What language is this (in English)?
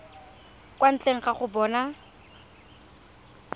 Tswana